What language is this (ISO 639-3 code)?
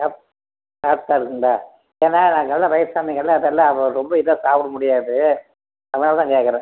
tam